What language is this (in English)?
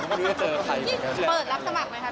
Thai